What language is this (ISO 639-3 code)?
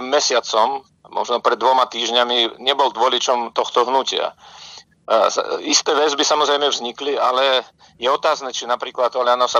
slk